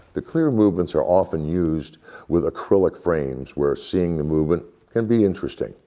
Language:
English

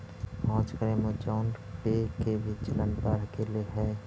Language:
Magahi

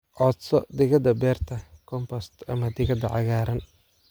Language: Somali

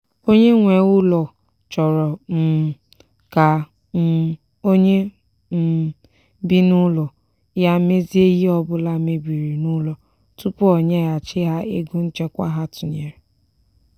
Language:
Igbo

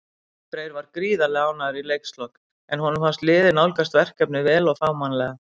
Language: Icelandic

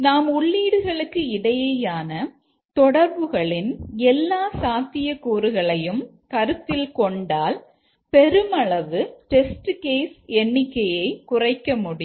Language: Tamil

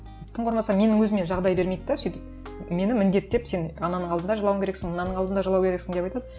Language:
Kazakh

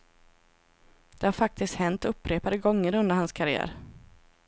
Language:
Swedish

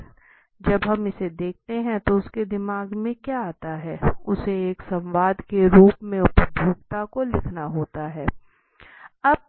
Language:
Hindi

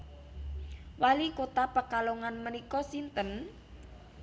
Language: Javanese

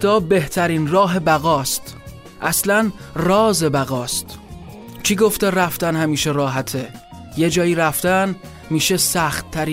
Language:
Persian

